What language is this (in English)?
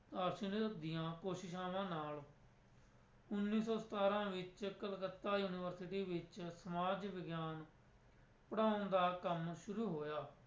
Punjabi